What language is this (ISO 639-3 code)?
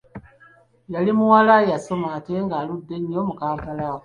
lug